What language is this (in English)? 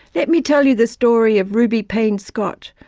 English